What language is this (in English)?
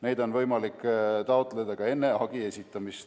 Estonian